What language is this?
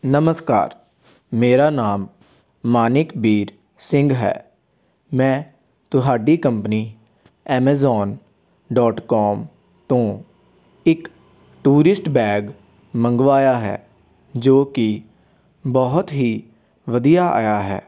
Punjabi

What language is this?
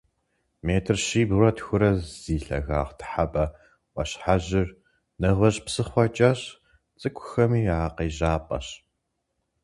Kabardian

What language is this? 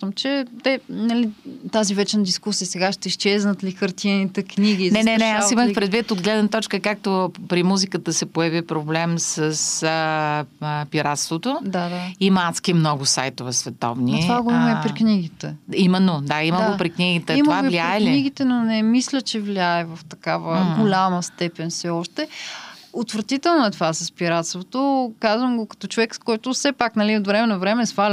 Bulgarian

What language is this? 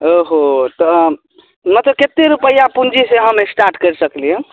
Maithili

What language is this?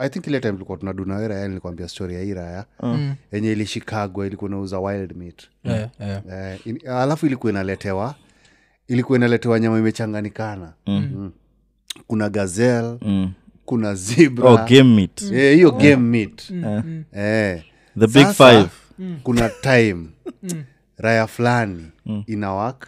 Swahili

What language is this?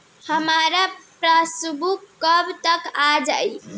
Bhojpuri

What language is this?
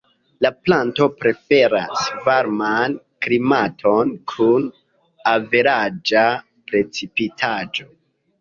Esperanto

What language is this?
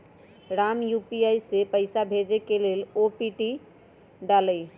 Magahi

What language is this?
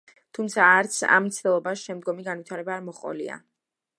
Georgian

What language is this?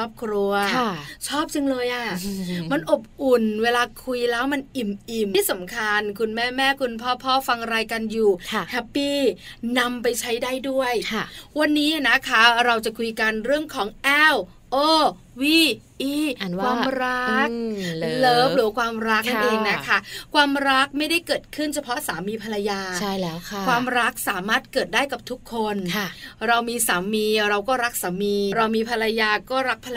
Thai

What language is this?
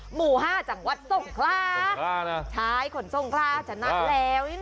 Thai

